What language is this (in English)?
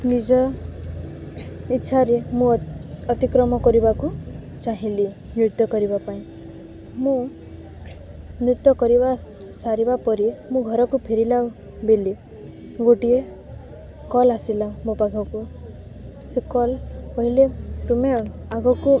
Odia